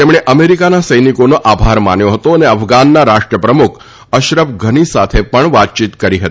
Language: Gujarati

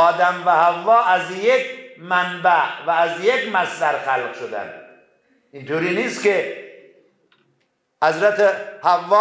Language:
Persian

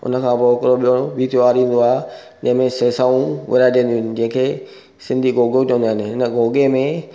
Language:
Sindhi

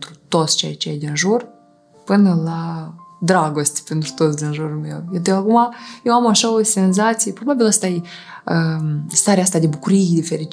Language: Romanian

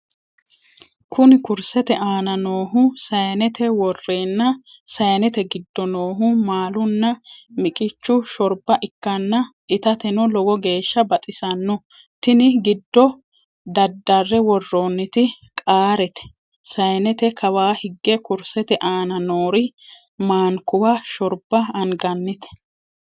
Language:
Sidamo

